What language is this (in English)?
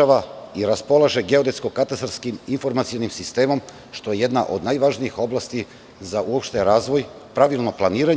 Serbian